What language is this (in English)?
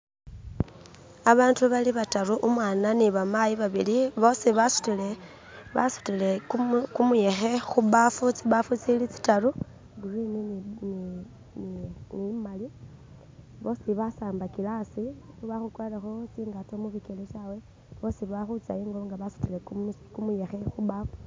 Masaaba